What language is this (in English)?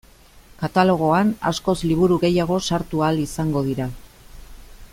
Basque